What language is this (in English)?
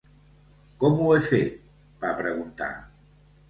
Catalan